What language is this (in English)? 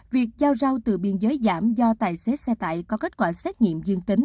Vietnamese